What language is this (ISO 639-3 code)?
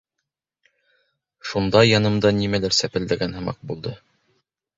bak